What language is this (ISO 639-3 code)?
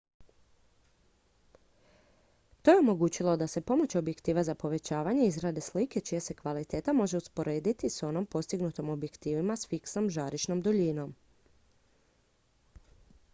hrv